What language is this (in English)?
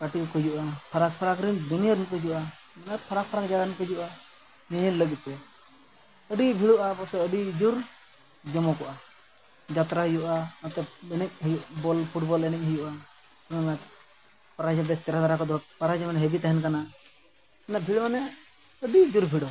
Santali